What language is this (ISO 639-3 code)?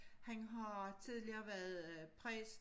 dan